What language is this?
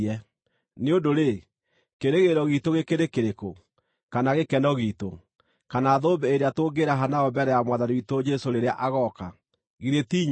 Kikuyu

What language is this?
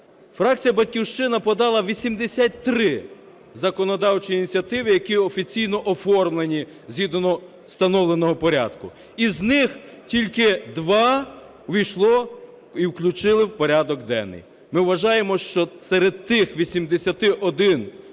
Ukrainian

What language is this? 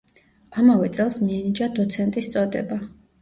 Georgian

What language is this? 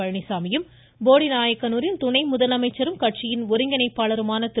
Tamil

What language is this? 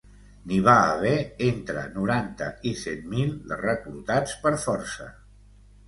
Catalan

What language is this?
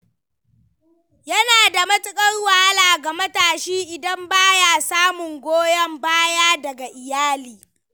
Hausa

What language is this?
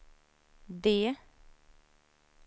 Swedish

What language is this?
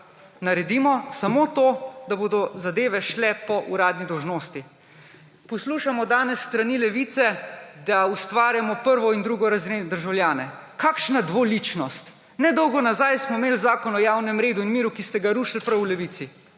Slovenian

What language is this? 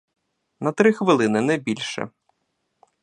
Ukrainian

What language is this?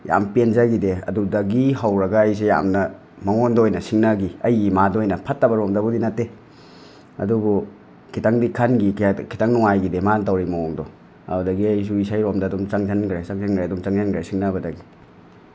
Manipuri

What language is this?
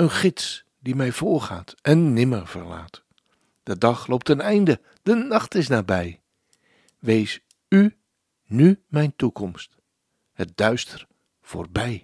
Dutch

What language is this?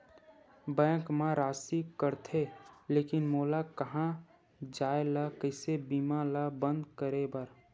Chhattisgarhi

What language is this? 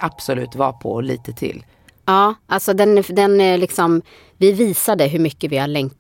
Swedish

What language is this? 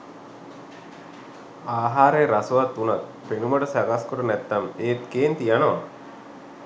Sinhala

